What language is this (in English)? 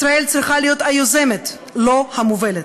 Hebrew